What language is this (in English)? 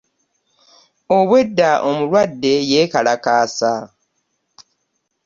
Ganda